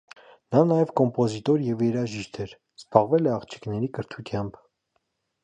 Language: Armenian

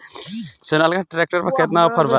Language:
Bhojpuri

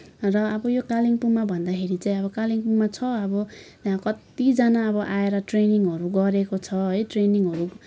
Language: Nepali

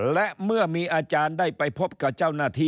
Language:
Thai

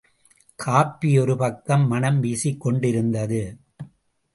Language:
Tamil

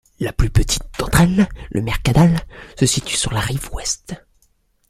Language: French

